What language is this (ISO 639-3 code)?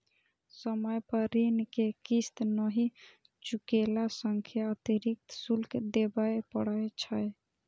mai